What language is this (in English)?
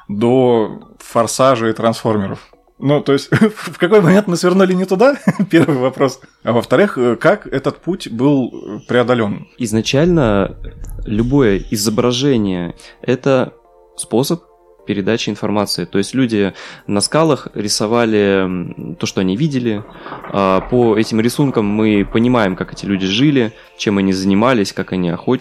Russian